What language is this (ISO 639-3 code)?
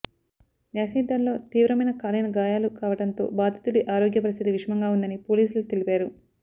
tel